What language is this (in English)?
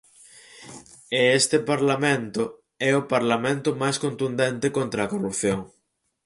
Galician